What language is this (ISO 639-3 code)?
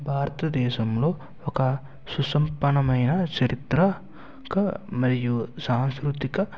tel